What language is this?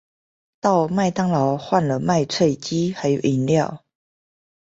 Chinese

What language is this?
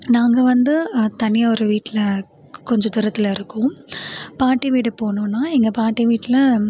Tamil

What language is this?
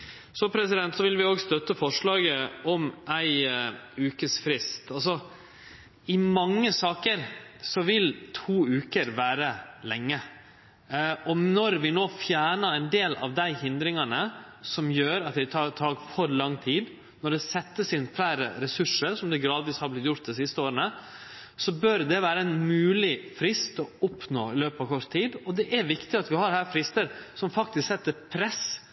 Norwegian Nynorsk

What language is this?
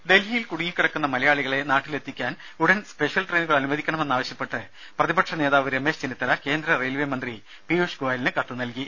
Malayalam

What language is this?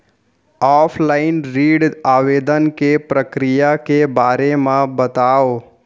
Chhattisgarhi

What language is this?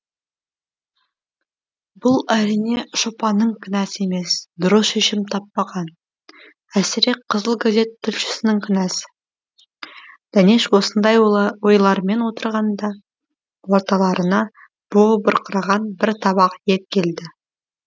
Kazakh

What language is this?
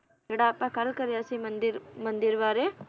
Punjabi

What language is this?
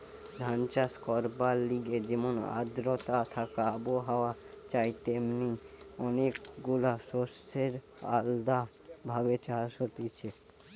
Bangla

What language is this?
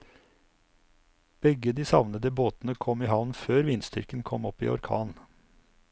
Norwegian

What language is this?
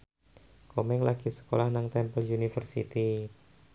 Javanese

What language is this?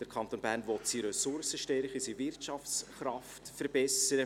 Swiss German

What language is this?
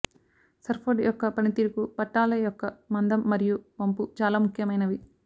Telugu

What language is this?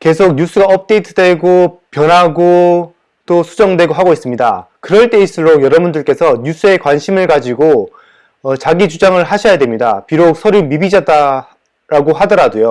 Korean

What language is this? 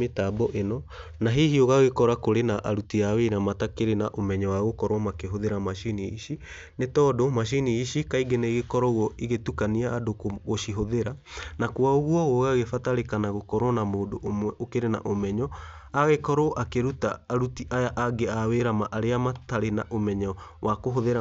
Kikuyu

